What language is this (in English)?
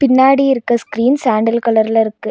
Tamil